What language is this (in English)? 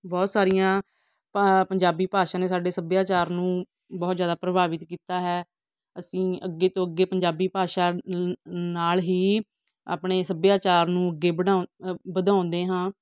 Punjabi